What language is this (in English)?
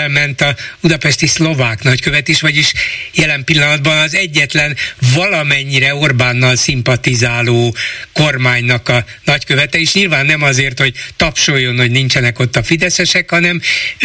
Hungarian